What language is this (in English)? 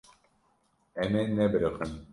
Kurdish